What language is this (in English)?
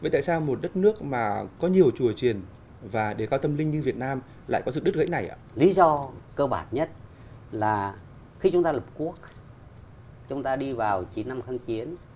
Vietnamese